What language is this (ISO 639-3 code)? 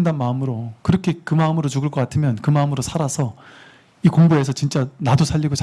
kor